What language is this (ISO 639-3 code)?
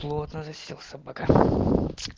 rus